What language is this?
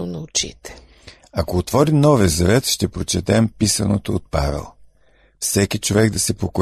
Bulgarian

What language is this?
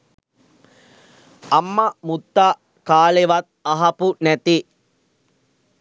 Sinhala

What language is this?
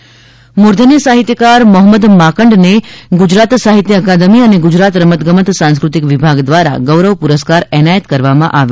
Gujarati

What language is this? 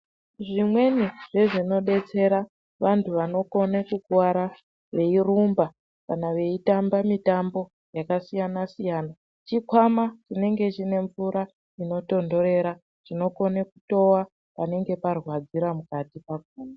Ndau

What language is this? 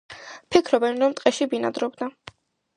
Georgian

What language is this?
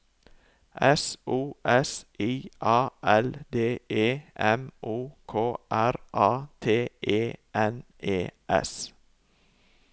Norwegian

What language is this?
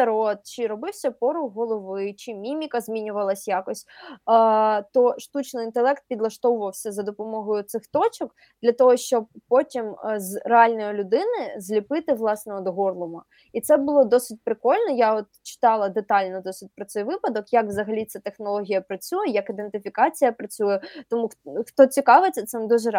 Ukrainian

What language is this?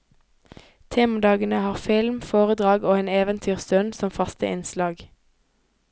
Norwegian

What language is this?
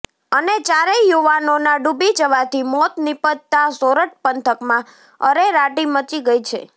Gujarati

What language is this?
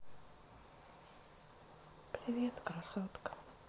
Russian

